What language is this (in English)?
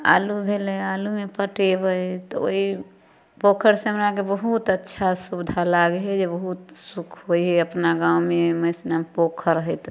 Maithili